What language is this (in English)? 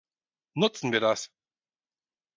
German